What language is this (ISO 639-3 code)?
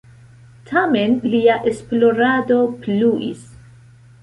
epo